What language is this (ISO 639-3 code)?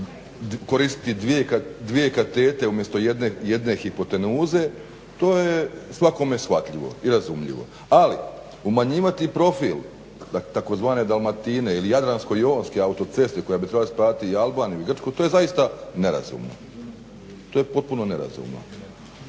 hrv